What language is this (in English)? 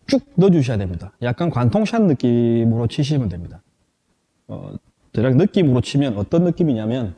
Korean